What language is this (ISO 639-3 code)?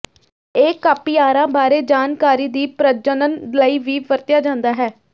pan